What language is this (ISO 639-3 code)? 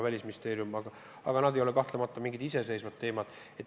est